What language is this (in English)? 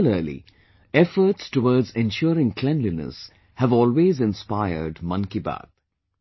English